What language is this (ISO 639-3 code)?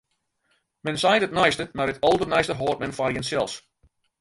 fry